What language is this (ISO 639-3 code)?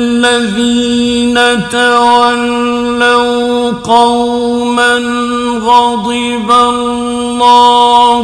ara